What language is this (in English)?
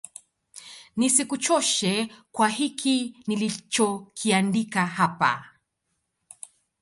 Swahili